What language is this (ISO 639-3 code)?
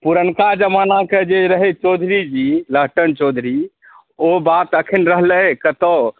mai